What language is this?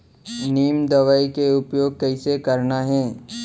Chhattisgarhi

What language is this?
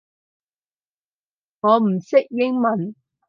Cantonese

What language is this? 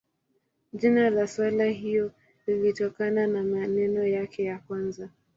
Swahili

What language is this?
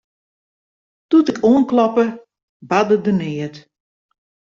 Western Frisian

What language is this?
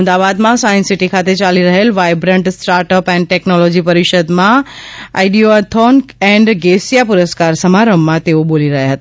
Gujarati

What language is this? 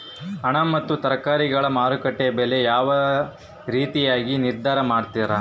Kannada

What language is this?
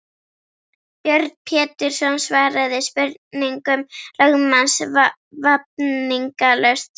Icelandic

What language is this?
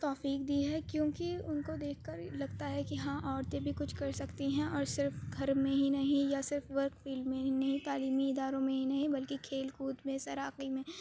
Urdu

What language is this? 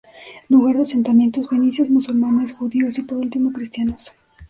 Spanish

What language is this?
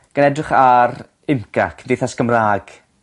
Welsh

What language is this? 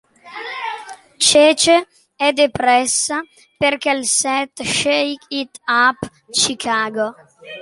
Italian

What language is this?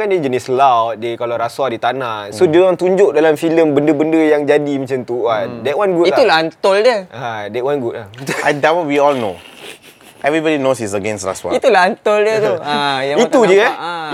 Malay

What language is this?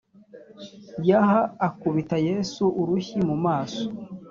Kinyarwanda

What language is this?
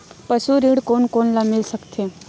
Chhattisgarhi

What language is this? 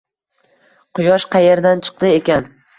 Uzbek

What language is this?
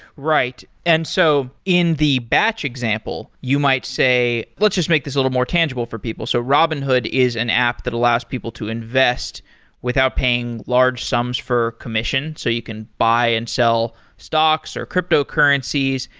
English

